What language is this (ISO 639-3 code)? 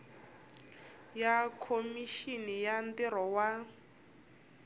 tso